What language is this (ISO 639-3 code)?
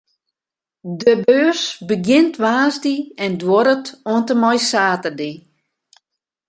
fry